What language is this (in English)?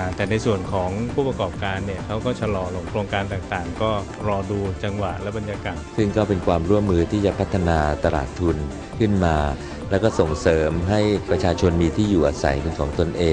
Thai